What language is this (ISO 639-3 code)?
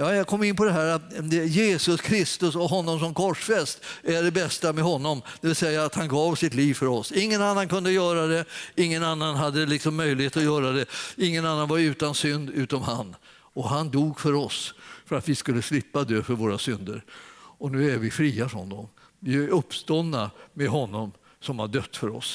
swe